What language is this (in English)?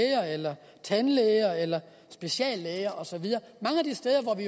Danish